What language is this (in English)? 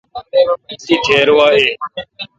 Kalkoti